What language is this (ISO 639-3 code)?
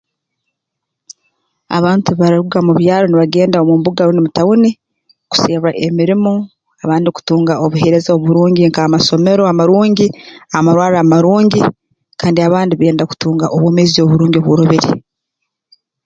ttj